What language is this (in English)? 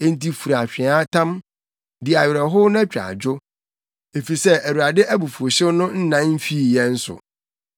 Akan